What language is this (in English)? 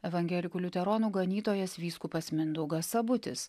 Lithuanian